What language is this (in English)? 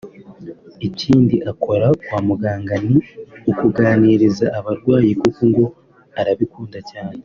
Kinyarwanda